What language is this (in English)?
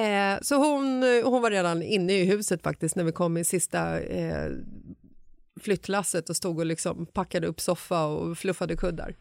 Swedish